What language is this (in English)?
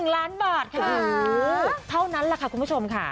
Thai